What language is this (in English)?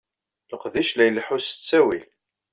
Kabyle